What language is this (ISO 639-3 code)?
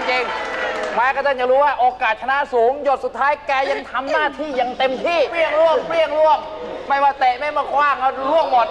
tha